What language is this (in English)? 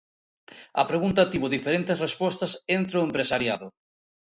Galician